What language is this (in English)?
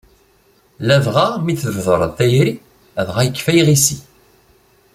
Kabyle